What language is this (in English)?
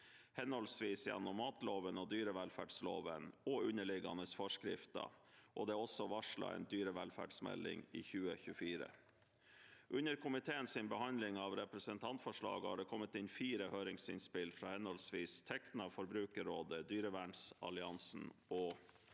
Norwegian